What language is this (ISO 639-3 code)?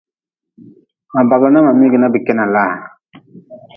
nmz